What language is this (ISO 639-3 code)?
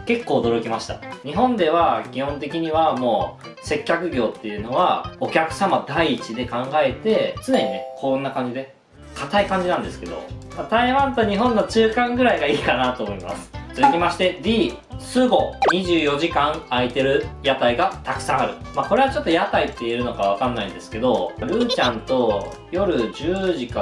jpn